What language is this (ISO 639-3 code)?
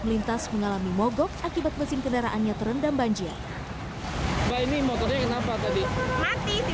ind